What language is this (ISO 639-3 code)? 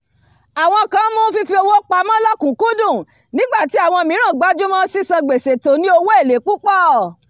yor